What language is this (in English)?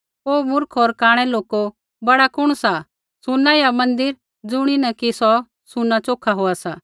Kullu Pahari